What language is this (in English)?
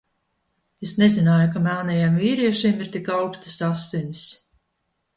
Latvian